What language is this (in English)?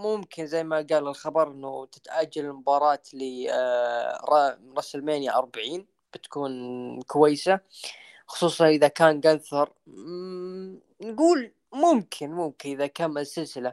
Arabic